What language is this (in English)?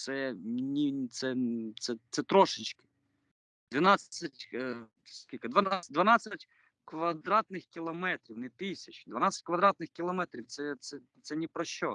Ukrainian